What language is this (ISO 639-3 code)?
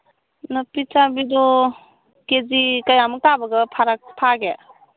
mni